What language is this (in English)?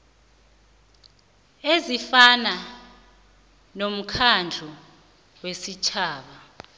South Ndebele